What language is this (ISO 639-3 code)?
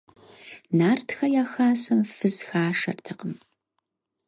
kbd